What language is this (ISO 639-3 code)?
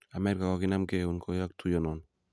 kln